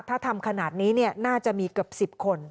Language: Thai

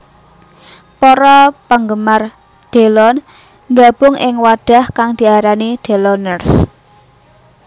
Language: Javanese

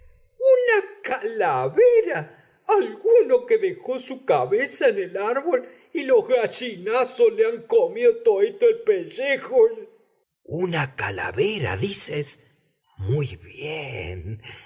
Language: Spanish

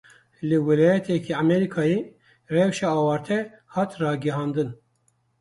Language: Kurdish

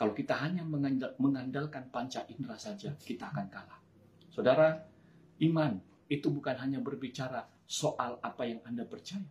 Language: Indonesian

